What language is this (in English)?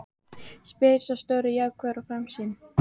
Icelandic